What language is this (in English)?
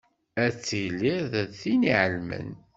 Kabyle